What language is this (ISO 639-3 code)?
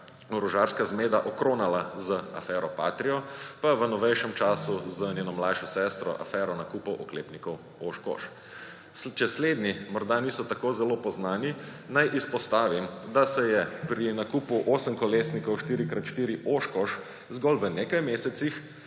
slv